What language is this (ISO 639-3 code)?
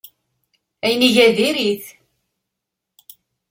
kab